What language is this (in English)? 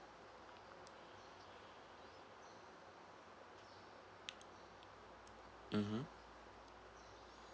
English